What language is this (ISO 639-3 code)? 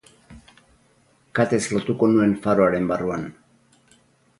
eus